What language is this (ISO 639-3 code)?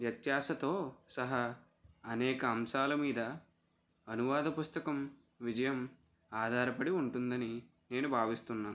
tel